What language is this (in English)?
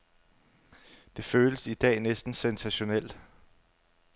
Danish